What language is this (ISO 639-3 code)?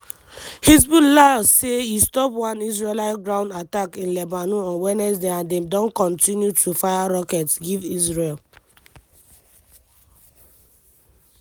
pcm